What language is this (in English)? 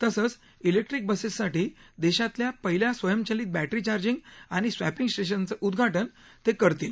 Marathi